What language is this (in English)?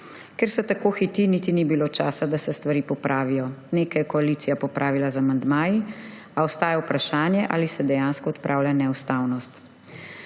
Slovenian